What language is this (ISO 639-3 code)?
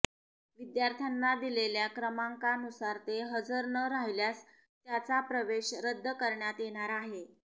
mar